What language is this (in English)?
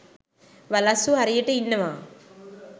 Sinhala